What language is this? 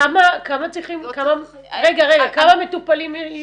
Hebrew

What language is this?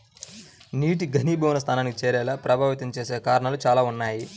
Telugu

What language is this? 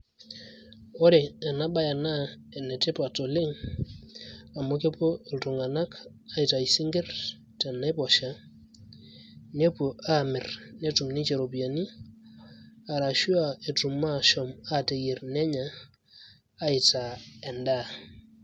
Masai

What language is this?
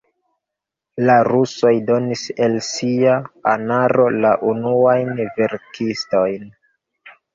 Esperanto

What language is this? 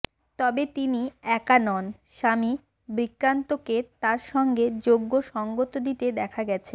Bangla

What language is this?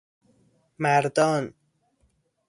Persian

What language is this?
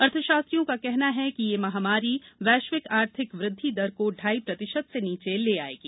Hindi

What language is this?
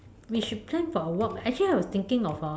English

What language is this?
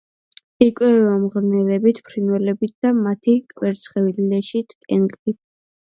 Georgian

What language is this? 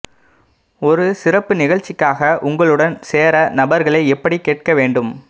Tamil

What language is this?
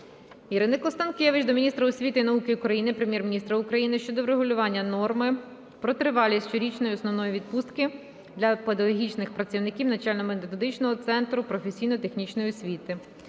Ukrainian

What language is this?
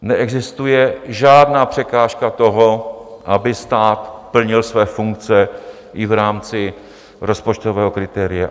Czech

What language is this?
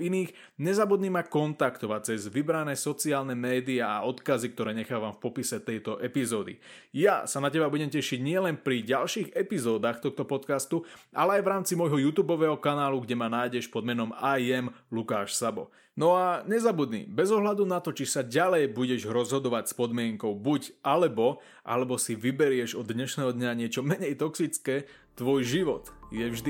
Slovak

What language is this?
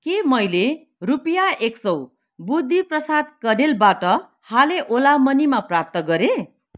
Nepali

